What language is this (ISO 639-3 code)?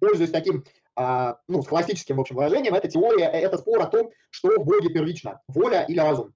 rus